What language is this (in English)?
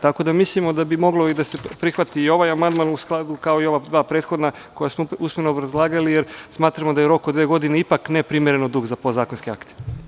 Serbian